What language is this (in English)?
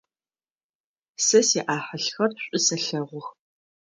Adyghe